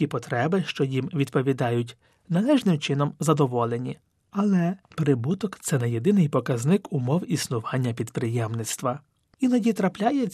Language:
Ukrainian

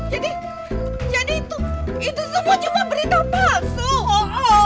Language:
Indonesian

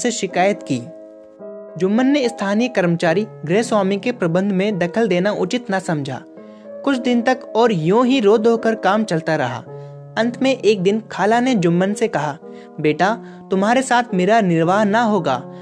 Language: Hindi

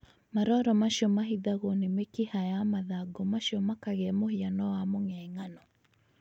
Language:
Kikuyu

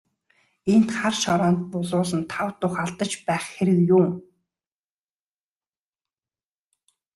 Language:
Mongolian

